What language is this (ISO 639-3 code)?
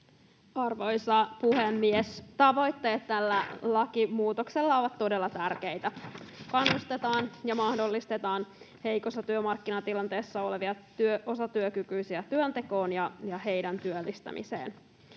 fin